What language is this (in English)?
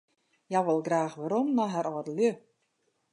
Western Frisian